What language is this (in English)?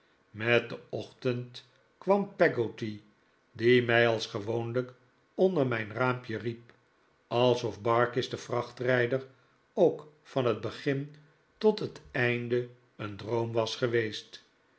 Dutch